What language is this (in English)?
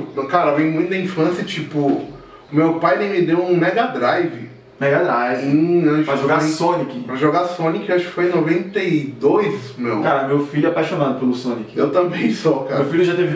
Portuguese